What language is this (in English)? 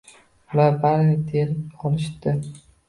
Uzbek